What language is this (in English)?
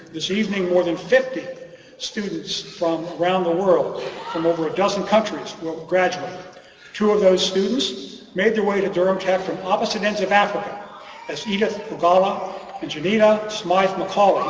English